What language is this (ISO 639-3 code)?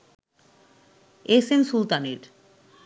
ben